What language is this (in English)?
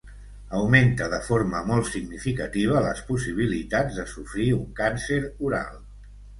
Catalan